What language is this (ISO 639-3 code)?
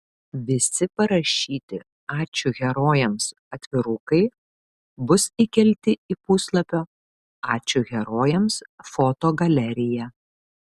lit